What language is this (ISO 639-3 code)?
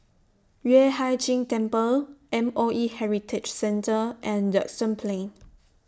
eng